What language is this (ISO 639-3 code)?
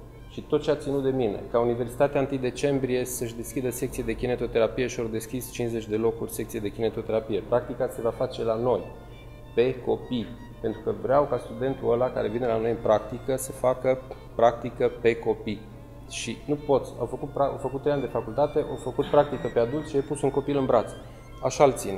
ron